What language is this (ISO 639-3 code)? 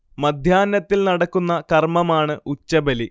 mal